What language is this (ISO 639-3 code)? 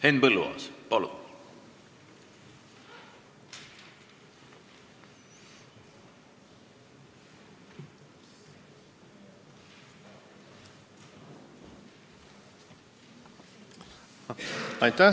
est